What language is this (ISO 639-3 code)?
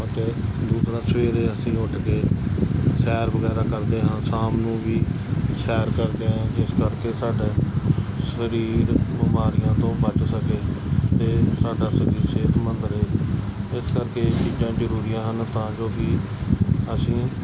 pan